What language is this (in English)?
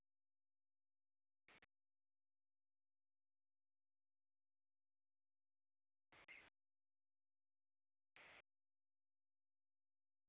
Dogri